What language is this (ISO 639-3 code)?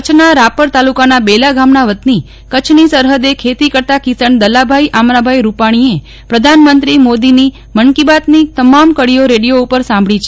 guj